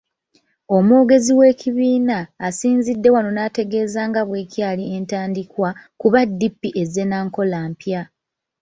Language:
Ganda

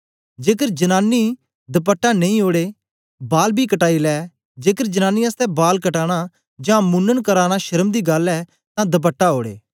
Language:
Dogri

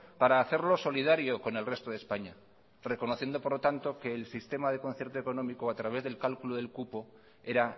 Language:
Spanish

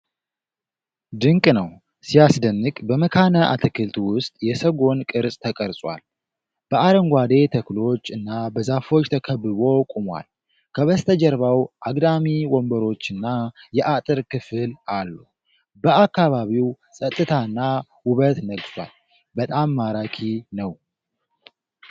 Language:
Amharic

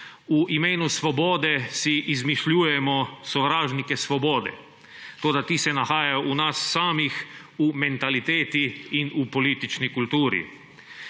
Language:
Slovenian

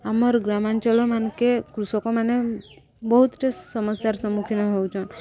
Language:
Odia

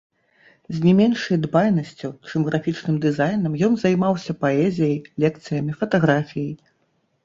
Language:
Belarusian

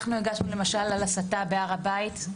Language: Hebrew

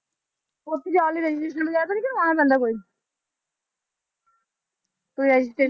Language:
Punjabi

